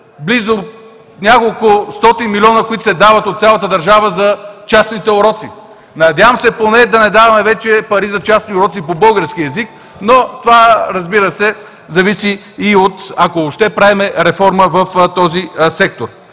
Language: Bulgarian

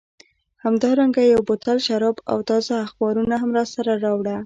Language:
Pashto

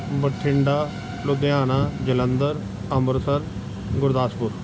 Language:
Punjabi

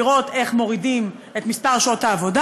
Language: Hebrew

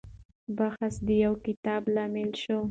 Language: Pashto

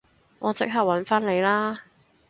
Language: Cantonese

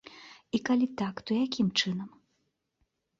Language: Belarusian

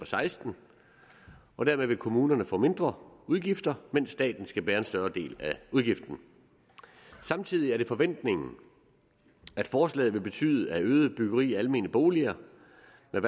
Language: Danish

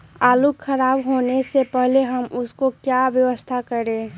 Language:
Magahi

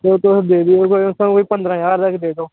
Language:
Dogri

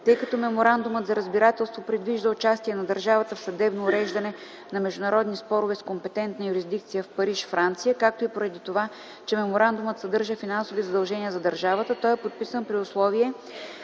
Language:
Bulgarian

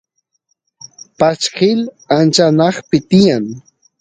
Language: Santiago del Estero Quichua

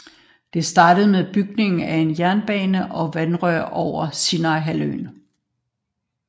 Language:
Danish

